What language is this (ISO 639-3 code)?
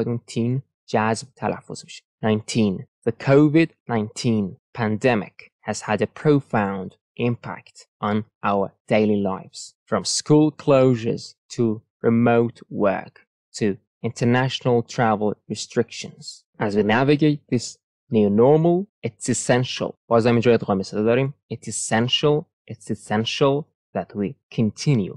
fas